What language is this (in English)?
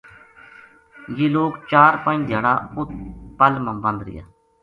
Gujari